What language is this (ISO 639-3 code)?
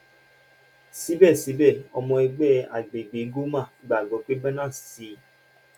yor